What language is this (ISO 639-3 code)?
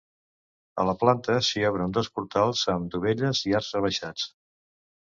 cat